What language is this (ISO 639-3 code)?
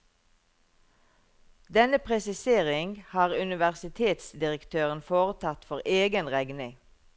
nor